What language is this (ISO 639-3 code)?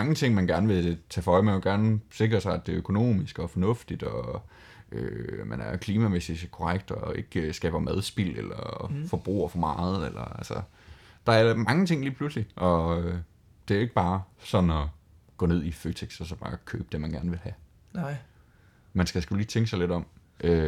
dan